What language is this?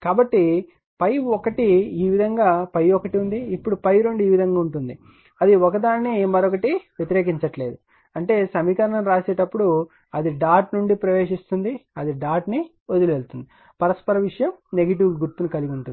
Telugu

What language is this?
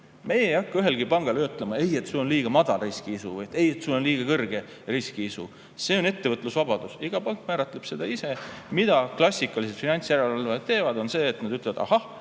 Estonian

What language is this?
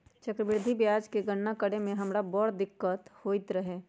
Magahi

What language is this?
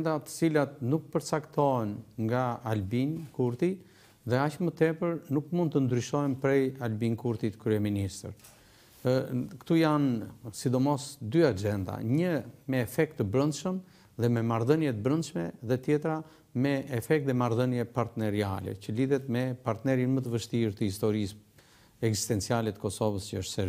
Romanian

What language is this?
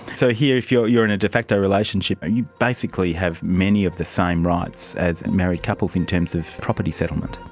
English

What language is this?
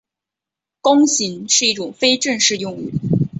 Chinese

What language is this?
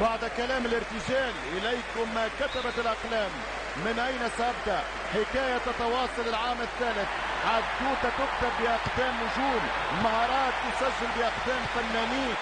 Arabic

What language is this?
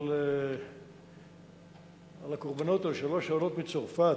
Hebrew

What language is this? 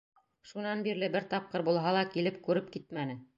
Bashkir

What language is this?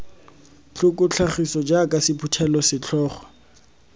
Tswana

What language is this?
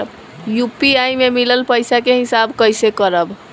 Bhojpuri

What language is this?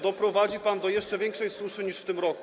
Polish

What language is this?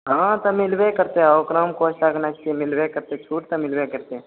Maithili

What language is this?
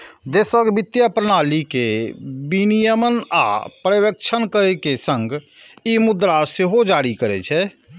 Maithili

